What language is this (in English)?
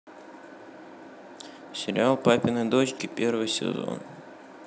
Russian